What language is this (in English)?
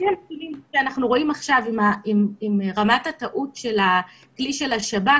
Hebrew